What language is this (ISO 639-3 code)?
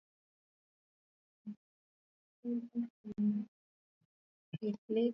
swa